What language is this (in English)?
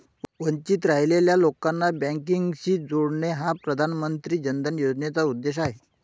Marathi